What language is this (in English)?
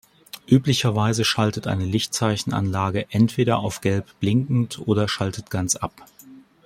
German